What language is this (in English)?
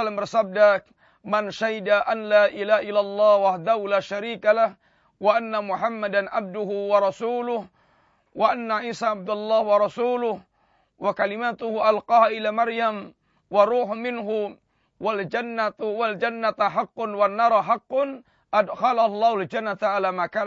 Malay